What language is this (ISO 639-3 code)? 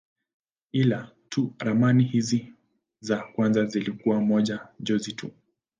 swa